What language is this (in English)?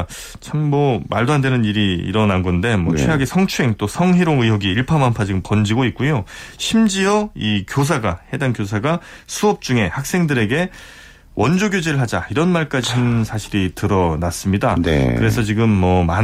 Korean